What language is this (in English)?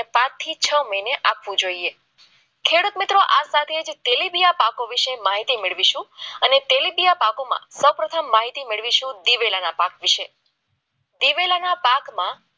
Gujarati